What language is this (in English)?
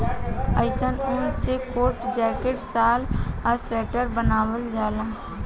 Bhojpuri